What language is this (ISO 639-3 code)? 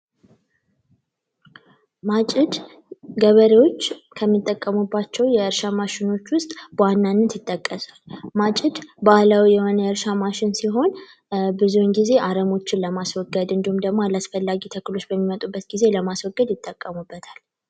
amh